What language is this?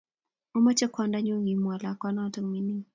Kalenjin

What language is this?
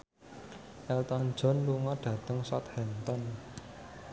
Javanese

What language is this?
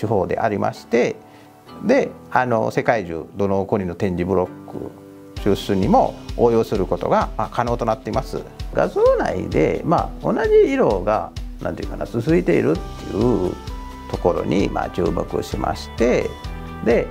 Japanese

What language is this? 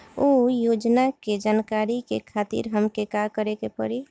Bhojpuri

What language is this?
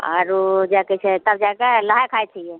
Maithili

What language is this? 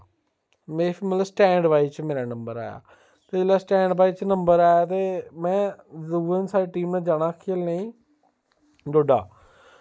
Dogri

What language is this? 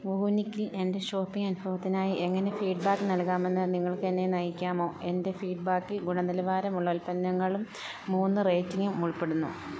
Malayalam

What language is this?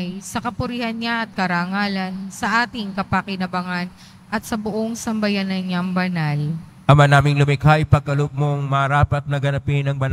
Filipino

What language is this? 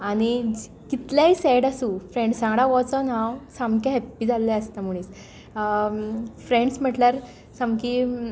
Konkani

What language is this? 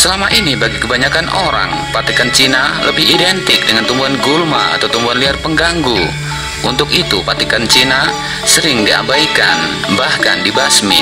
Indonesian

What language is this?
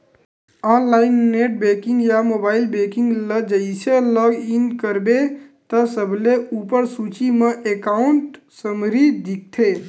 Chhattisgarhi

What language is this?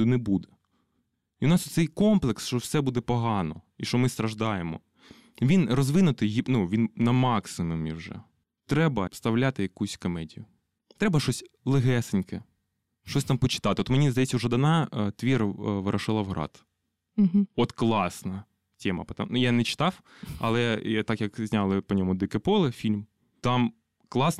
Ukrainian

